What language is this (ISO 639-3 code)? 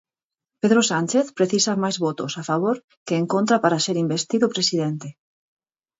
glg